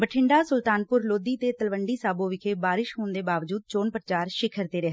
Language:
Punjabi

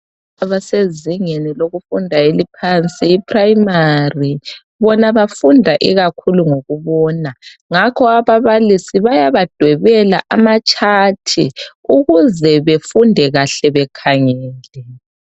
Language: North Ndebele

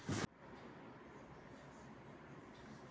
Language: Marathi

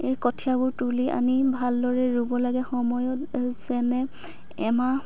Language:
Assamese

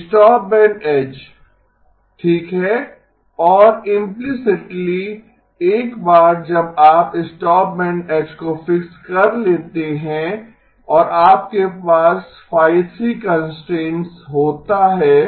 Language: Hindi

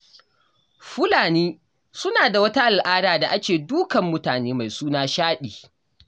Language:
Hausa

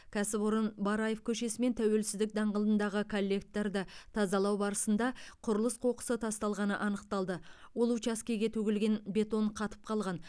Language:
Kazakh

